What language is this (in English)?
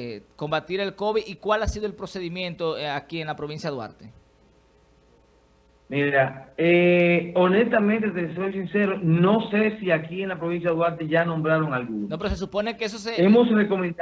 Spanish